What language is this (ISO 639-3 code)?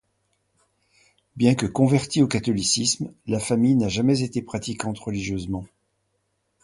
fra